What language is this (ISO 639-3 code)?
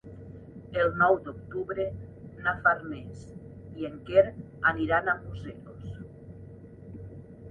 cat